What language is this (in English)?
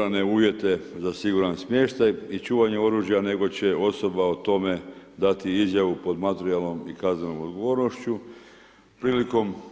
Croatian